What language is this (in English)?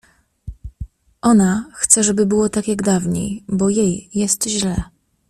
Polish